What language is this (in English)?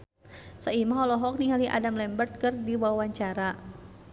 Sundanese